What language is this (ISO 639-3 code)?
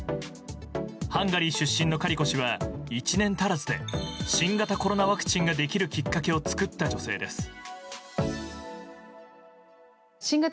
jpn